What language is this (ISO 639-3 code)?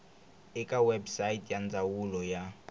tso